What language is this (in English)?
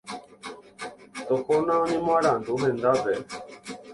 Guarani